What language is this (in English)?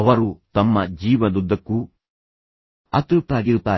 Kannada